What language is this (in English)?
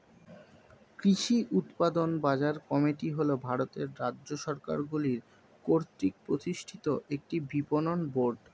Bangla